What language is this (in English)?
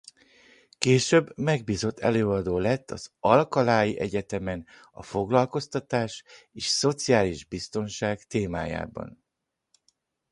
Hungarian